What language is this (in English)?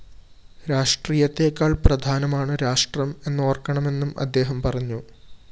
Malayalam